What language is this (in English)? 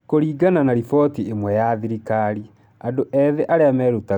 Kikuyu